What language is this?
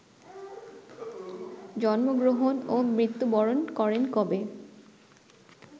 Bangla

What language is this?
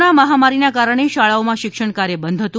Gujarati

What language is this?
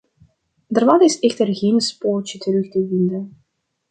Dutch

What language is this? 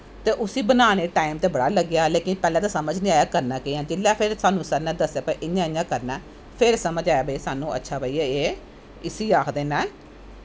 Dogri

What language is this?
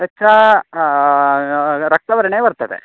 Sanskrit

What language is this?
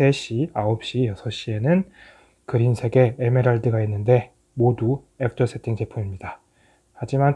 Korean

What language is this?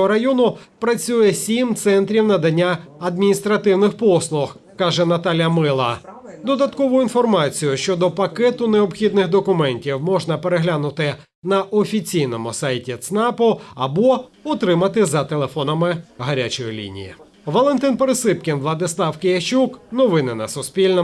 Ukrainian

